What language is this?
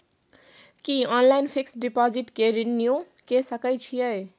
Maithili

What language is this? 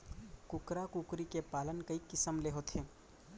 Chhattisgarhi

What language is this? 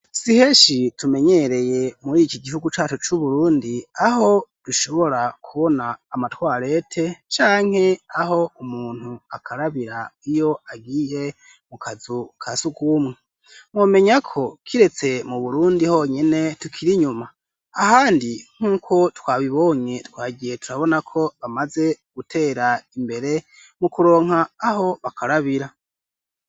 Rundi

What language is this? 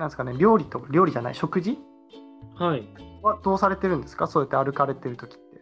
Japanese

